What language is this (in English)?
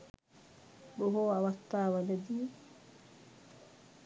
Sinhala